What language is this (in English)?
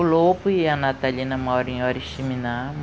Portuguese